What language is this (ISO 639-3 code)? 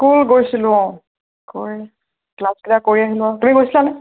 asm